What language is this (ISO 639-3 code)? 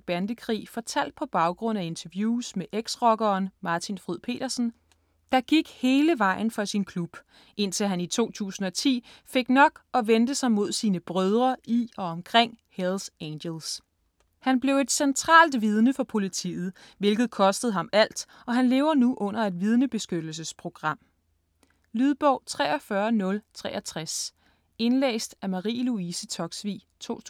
dan